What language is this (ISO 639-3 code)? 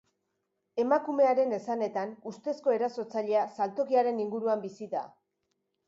eus